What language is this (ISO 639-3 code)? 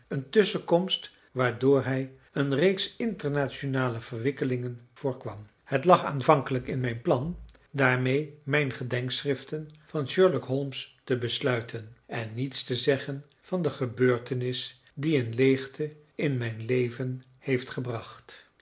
nld